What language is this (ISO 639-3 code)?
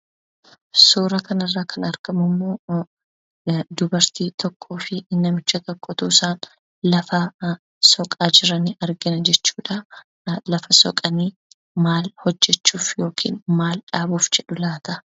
orm